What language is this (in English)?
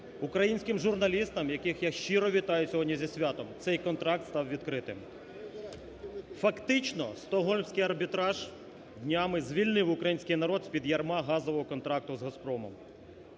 Ukrainian